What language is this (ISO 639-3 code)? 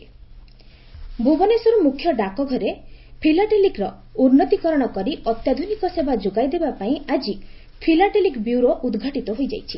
ori